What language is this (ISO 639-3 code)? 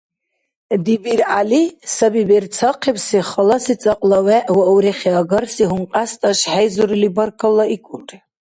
dar